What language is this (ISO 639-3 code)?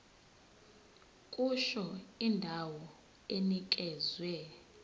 zul